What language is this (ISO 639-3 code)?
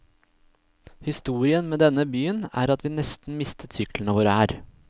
nor